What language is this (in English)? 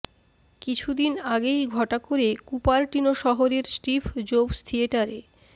Bangla